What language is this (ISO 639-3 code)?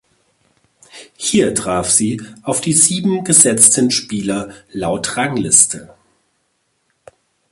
deu